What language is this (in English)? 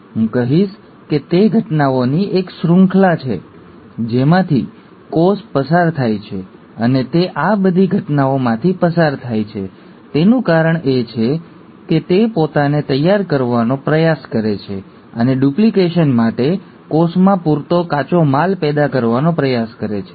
Gujarati